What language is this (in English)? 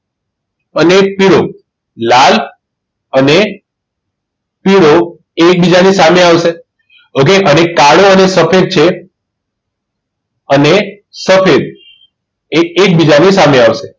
Gujarati